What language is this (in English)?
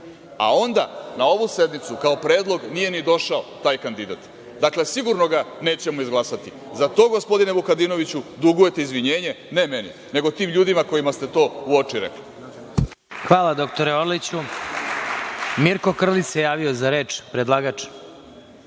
Serbian